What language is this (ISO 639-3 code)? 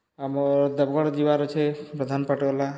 ori